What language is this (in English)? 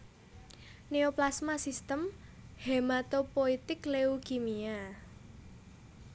Javanese